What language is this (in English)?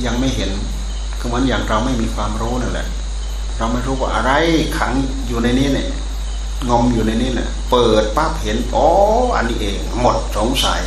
Thai